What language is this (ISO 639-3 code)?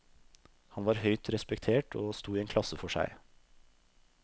nor